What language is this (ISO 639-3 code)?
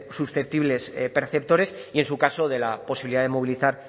spa